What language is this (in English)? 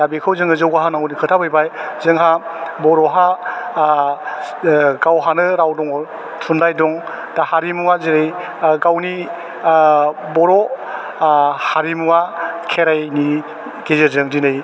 Bodo